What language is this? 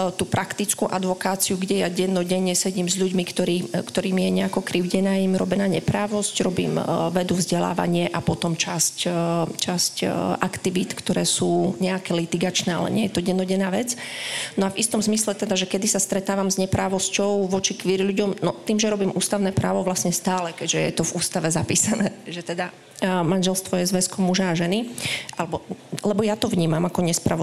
Slovak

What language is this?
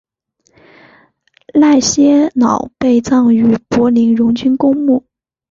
Chinese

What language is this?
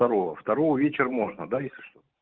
Russian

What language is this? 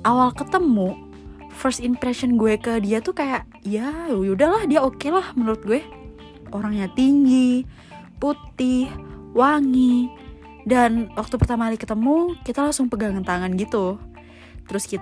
Indonesian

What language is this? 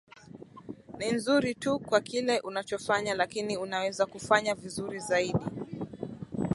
Swahili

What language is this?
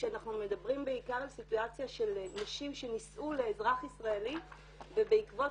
Hebrew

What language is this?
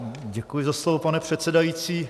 Czech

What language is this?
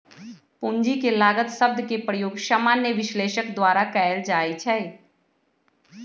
Magahi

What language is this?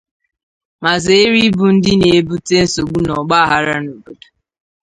Igbo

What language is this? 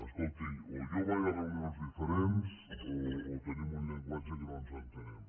Catalan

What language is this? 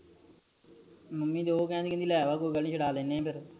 Punjabi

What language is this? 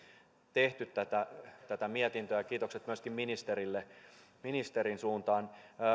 Finnish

